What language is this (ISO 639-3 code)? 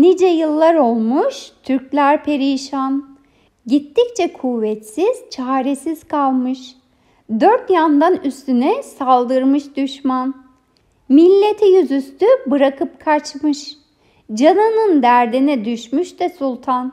tur